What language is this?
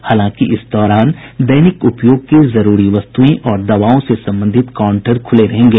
Hindi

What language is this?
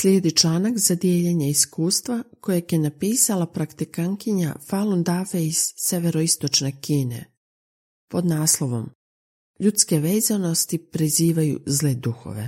Croatian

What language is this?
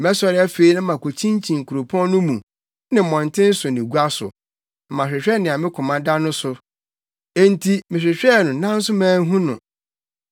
Akan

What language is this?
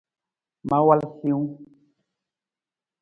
Nawdm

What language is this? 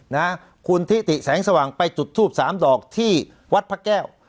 Thai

